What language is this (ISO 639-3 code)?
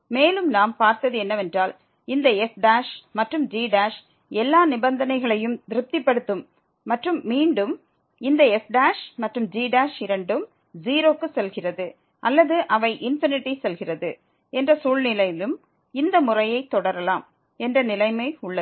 tam